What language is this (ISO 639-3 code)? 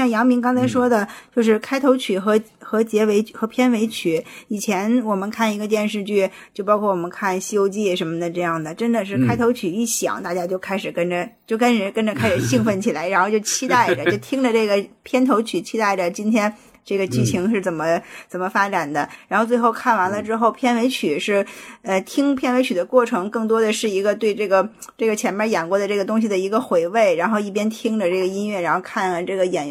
zho